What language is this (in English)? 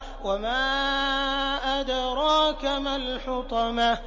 Arabic